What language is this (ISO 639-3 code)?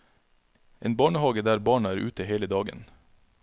nor